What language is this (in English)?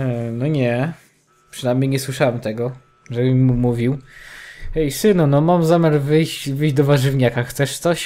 Polish